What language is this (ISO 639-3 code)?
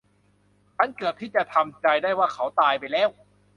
tha